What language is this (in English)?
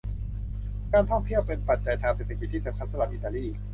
Thai